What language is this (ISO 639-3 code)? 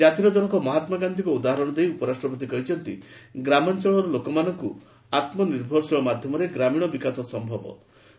ori